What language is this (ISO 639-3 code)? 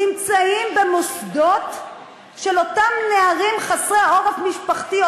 heb